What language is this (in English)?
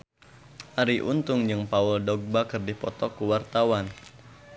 Sundanese